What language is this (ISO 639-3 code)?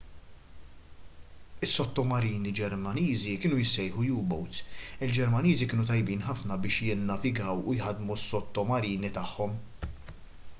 mlt